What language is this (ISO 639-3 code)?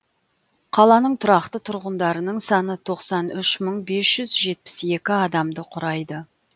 kaz